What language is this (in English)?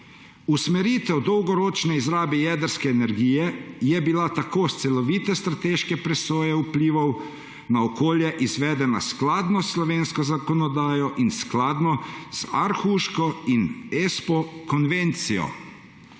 Slovenian